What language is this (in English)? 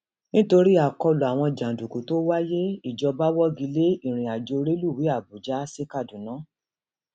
Yoruba